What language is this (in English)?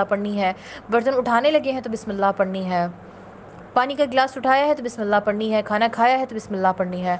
Urdu